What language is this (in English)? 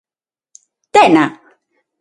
Galician